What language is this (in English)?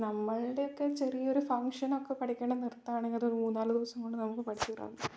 Malayalam